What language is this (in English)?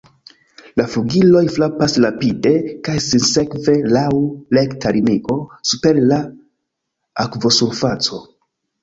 Esperanto